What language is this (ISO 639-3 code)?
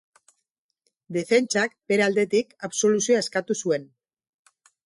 eus